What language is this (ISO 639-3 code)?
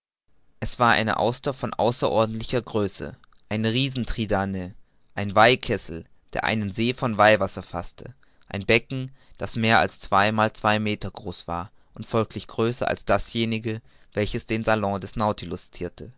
deu